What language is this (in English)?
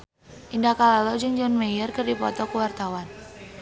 Sundanese